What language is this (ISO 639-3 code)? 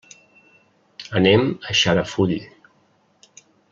cat